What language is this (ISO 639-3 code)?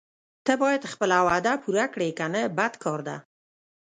pus